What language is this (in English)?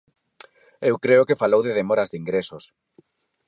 Galician